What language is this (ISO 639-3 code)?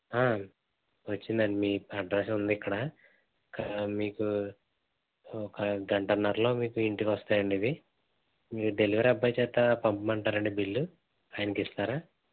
tel